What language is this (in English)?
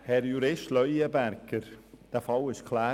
Swiss German